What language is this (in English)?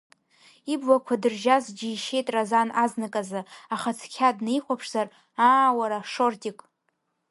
Abkhazian